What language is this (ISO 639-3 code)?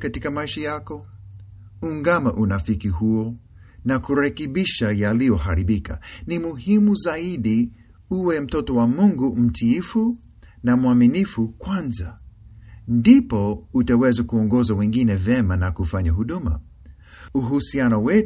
swa